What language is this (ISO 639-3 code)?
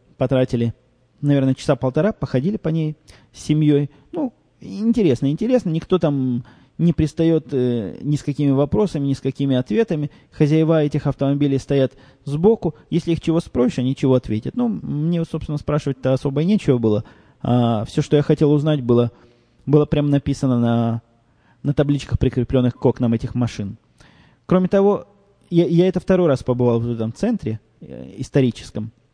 rus